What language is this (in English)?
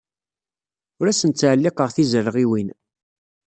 Kabyle